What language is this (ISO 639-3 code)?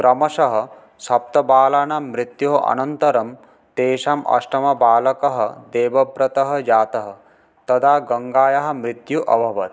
san